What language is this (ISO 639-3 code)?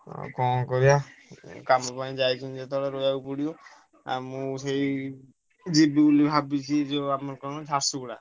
ori